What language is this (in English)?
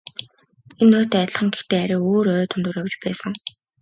Mongolian